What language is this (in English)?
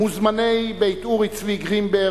Hebrew